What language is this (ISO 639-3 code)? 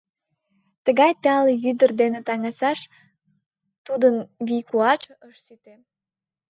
chm